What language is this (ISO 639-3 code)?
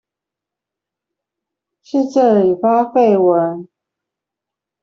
zho